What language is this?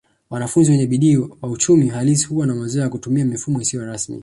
Swahili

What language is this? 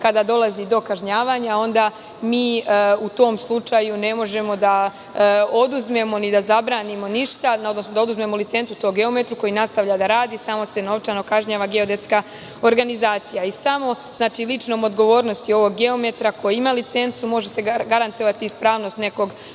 Serbian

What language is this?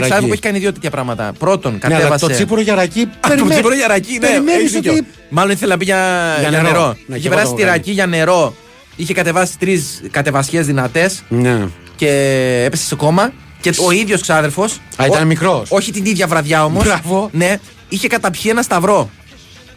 Greek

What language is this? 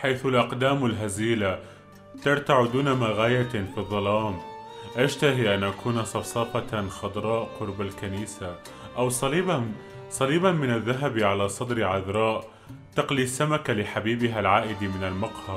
Arabic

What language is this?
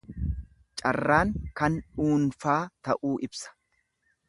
Oromo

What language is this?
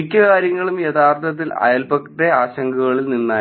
Malayalam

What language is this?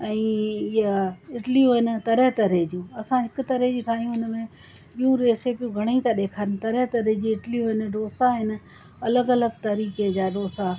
Sindhi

